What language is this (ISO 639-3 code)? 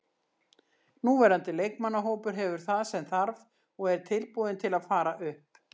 isl